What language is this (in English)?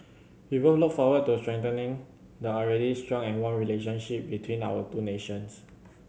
English